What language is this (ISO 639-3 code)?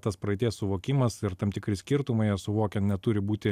lit